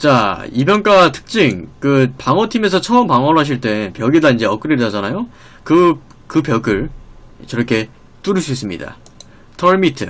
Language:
Korean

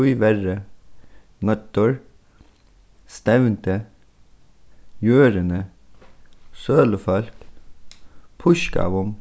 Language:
Faroese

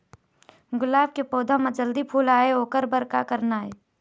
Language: Chhattisgarhi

